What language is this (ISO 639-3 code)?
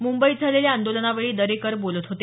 mar